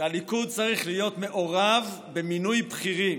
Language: Hebrew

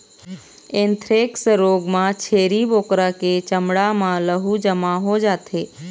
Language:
Chhattisgarhi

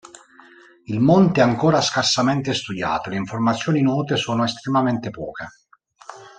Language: Italian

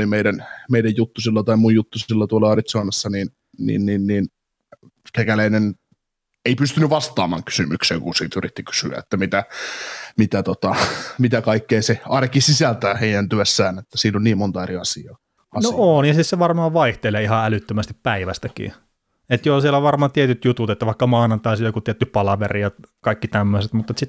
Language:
Finnish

